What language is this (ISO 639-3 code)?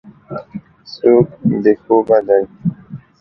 pus